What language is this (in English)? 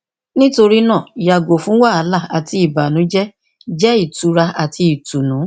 Yoruba